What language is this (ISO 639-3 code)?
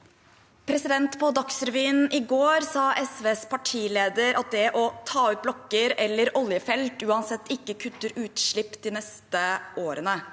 nor